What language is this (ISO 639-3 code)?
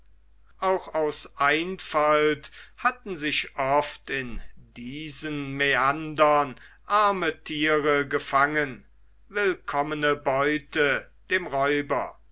deu